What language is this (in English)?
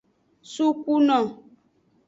Aja (Benin)